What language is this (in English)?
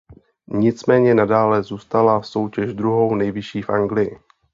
Czech